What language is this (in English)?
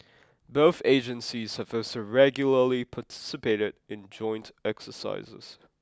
English